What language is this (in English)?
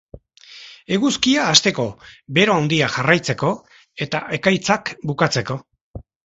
Basque